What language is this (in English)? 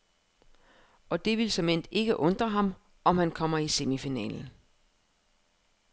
Danish